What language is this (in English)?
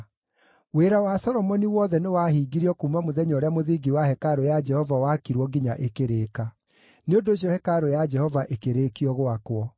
Kikuyu